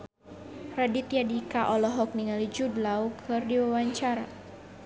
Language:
Sundanese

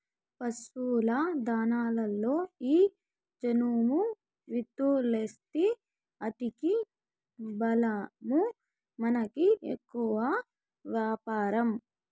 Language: Telugu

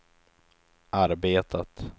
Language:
Swedish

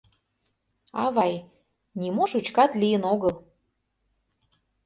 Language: Mari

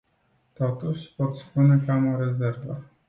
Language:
Romanian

